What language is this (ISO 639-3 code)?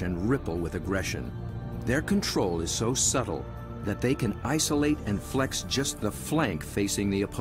eng